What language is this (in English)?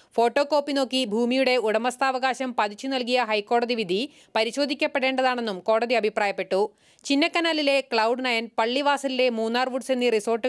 Romanian